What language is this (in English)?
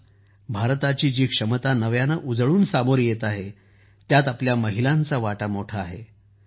Marathi